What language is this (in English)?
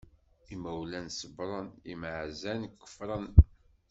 Kabyle